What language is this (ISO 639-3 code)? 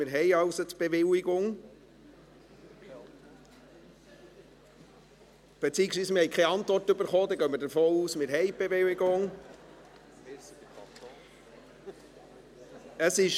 gsw